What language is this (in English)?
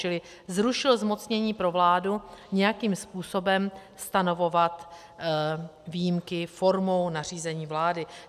Czech